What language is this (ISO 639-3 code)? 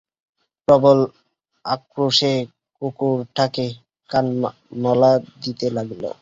ben